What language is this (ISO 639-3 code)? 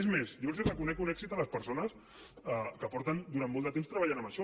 cat